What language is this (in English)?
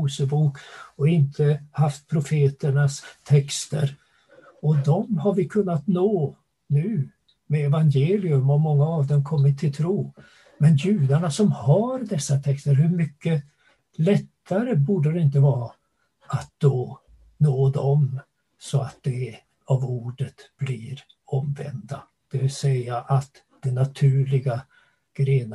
Swedish